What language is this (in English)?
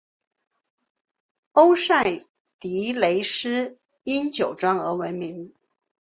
Chinese